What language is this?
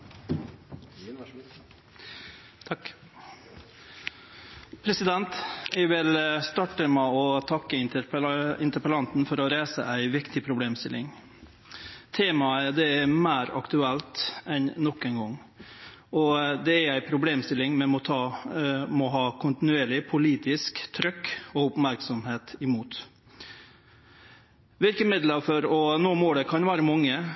Norwegian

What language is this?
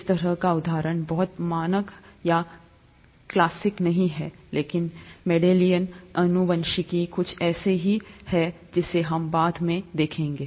Hindi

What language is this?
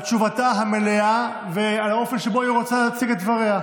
Hebrew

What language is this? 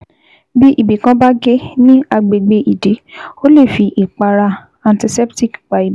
Yoruba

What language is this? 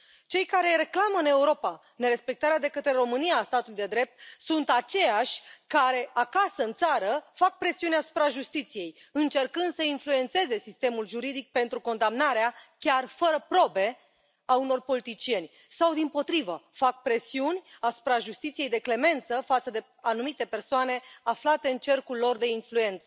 Romanian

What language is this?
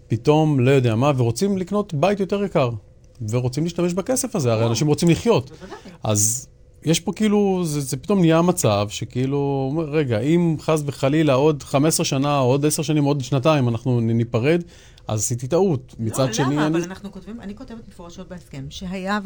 Hebrew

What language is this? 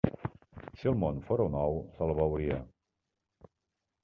Catalan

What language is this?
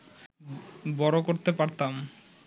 Bangla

